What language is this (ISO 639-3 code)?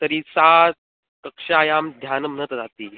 san